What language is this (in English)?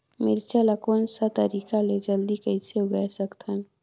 Chhattisgarhi